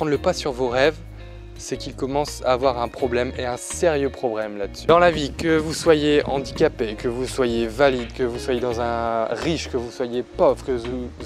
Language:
French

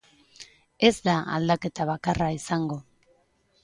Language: Basque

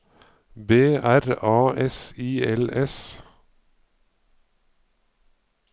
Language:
Norwegian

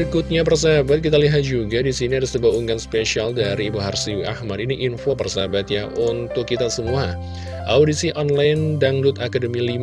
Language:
Indonesian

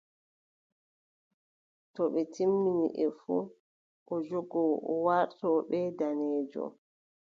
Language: Adamawa Fulfulde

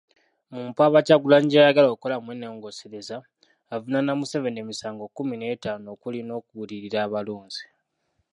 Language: Ganda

